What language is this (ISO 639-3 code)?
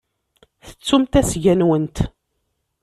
kab